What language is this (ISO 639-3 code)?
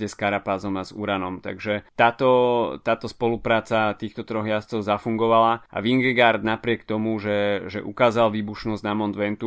slk